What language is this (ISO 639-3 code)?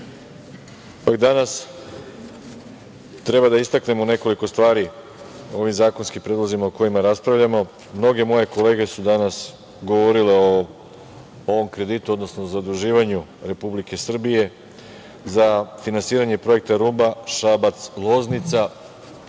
srp